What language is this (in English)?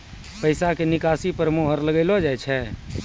Maithili